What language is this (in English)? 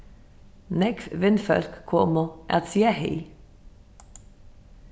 Faroese